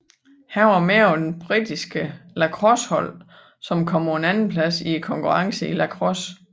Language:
Danish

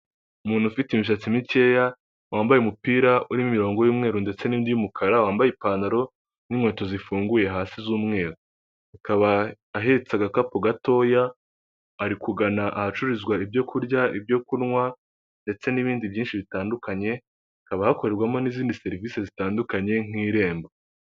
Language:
Kinyarwanda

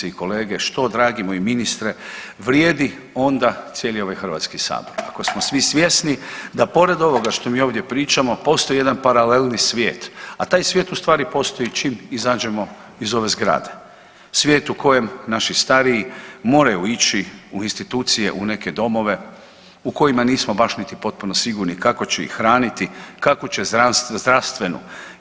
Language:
Croatian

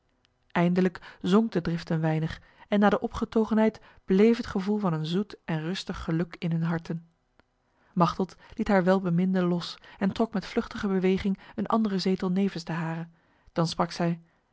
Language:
Dutch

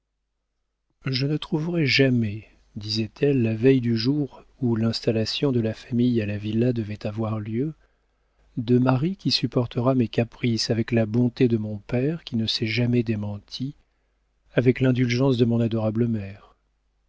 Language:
French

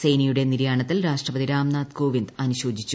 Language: Malayalam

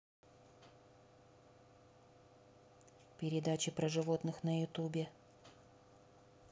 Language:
Russian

